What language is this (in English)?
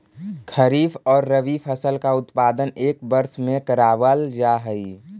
Magahi